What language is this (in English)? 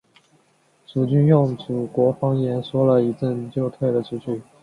Chinese